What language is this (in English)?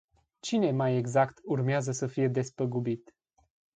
Romanian